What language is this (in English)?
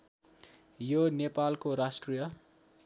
Nepali